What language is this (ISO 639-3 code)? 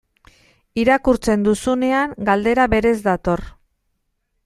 eus